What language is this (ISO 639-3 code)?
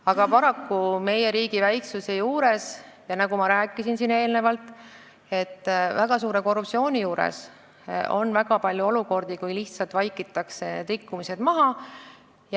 est